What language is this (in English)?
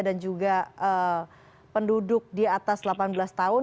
Indonesian